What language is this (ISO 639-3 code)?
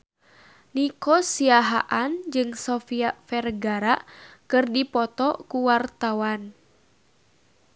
sun